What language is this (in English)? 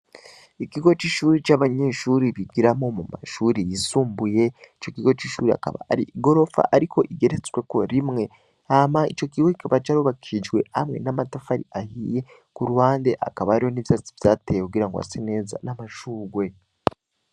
Rundi